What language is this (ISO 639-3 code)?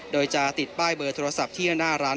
tha